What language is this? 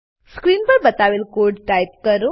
Gujarati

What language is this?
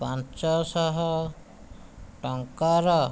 Odia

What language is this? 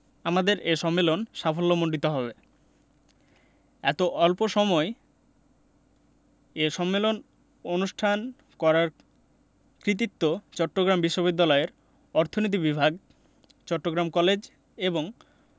Bangla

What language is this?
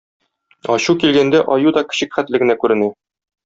Tatar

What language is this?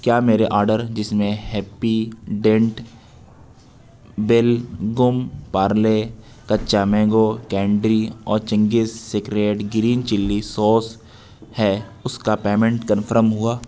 Urdu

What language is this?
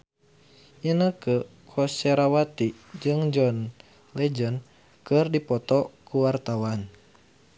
Sundanese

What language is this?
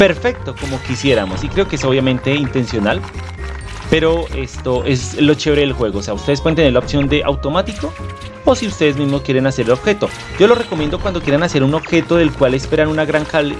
Spanish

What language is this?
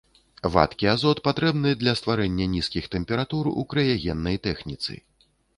Belarusian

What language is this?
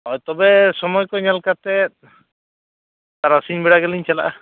Santali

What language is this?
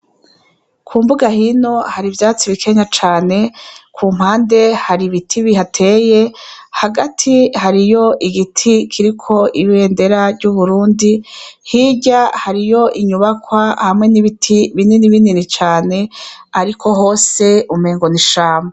Rundi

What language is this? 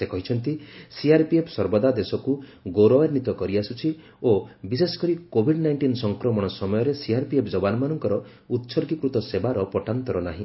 Odia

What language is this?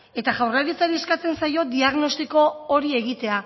Basque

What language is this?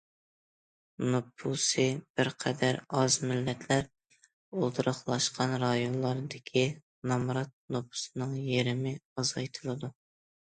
Uyghur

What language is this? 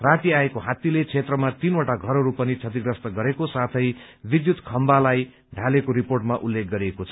Nepali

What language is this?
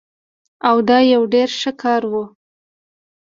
Pashto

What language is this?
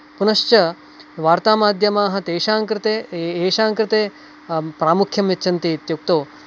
Sanskrit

